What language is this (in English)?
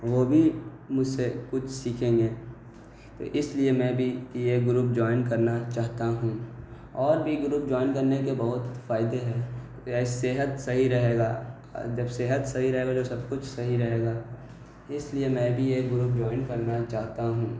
Urdu